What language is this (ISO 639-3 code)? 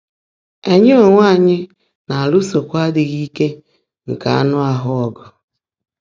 ibo